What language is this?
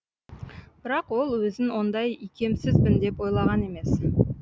Kazakh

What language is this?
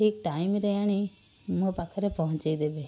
Odia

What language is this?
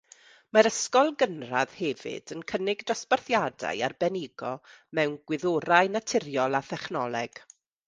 Welsh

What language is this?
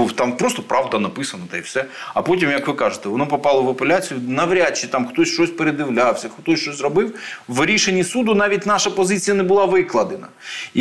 Ukrainian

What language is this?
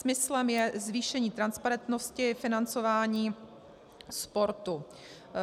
Czech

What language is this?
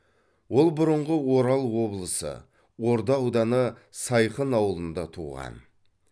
Kazakh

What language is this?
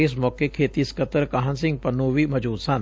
Punjabi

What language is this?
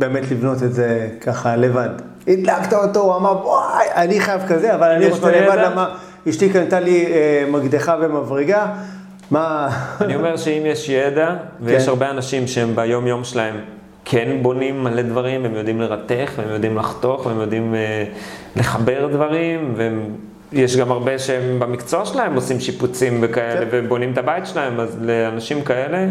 Hebrew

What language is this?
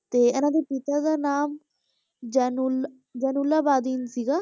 Punjabi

